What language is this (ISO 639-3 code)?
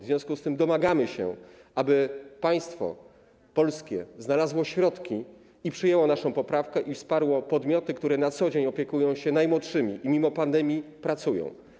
pol